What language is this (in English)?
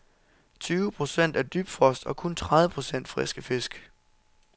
Danish